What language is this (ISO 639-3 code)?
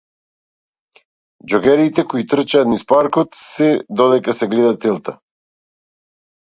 mkd